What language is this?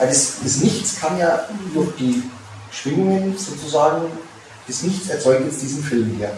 German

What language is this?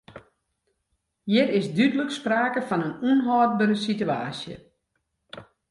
Western Frisian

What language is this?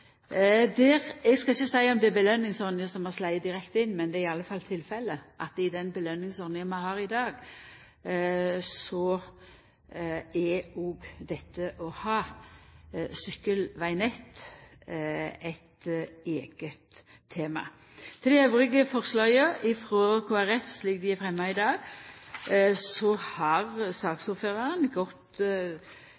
Norwegian Nynorsk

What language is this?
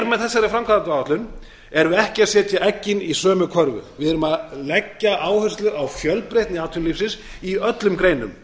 Icelandic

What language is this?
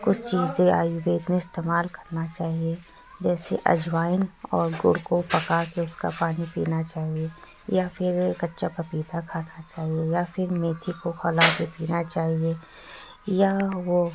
Urdu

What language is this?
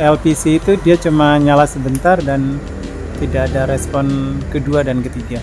Indonesian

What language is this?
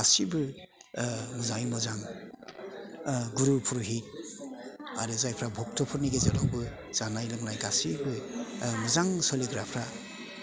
Bodo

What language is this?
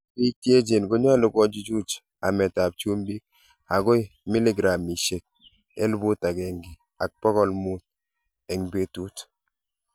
Kalenjin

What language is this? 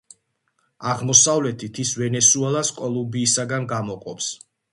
Georgian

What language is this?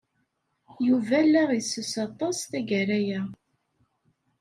Kabyle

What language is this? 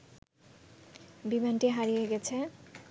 Bangla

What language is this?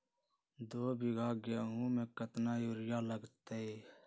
Magahi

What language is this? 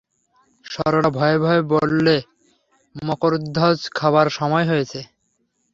Bangla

